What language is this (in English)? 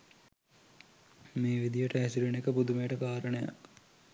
Sinhala